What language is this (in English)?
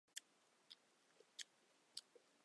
Chinese